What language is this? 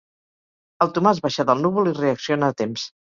Catalan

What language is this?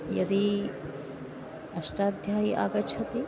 Sanskrit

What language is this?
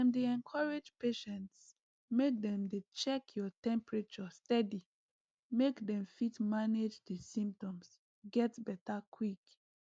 Nigerian Pidgin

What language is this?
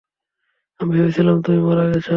Bangla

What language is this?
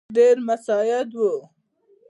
Pashto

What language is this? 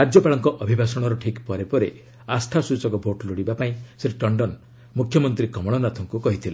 Odia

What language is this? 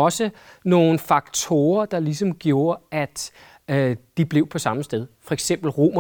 Danish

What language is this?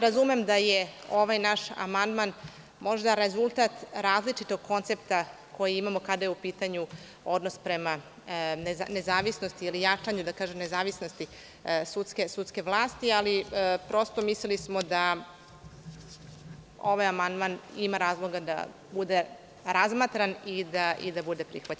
Serbian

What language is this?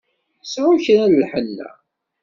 Kabyle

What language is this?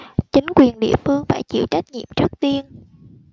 Vietnamese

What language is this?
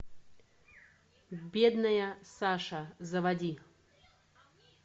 Russian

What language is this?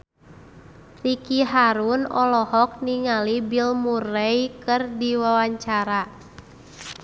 Sundanese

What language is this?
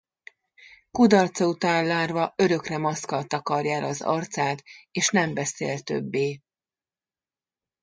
Hungarian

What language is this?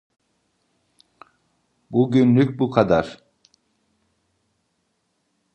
Turkish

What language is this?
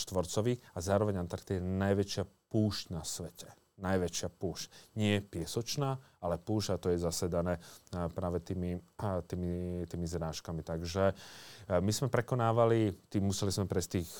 Slovak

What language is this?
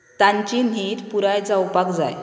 Konkani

